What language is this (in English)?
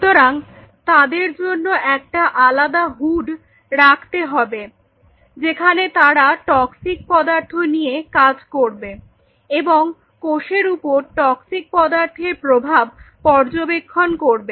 Bangla